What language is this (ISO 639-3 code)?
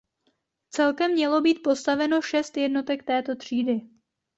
ces